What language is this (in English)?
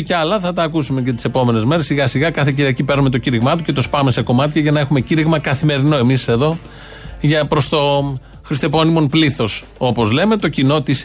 Greek